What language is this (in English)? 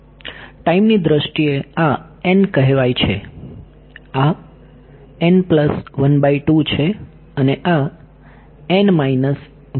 Gujarati